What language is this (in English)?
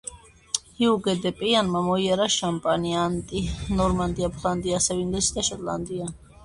Georgian